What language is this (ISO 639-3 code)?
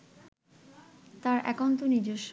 ben